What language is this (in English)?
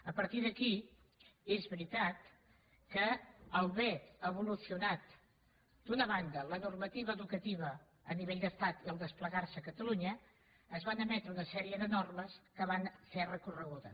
Catalan